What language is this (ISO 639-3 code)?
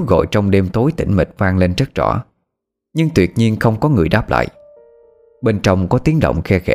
vie